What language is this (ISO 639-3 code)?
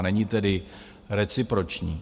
ces